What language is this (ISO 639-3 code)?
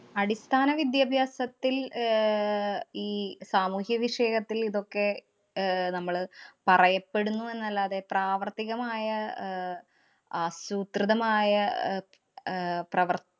mal